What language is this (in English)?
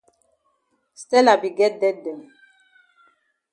Cameroon Pidgin